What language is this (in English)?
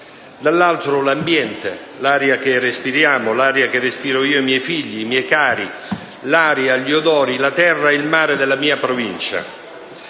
Italian